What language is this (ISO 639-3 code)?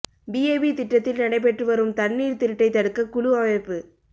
tam